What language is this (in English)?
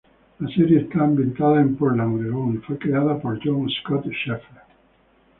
Spanish